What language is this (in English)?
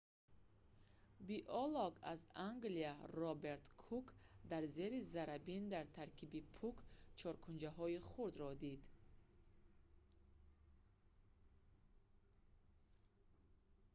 Tajik